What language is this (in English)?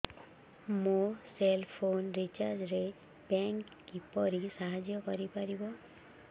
Odia